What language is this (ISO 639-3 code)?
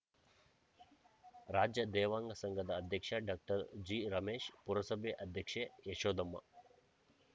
kan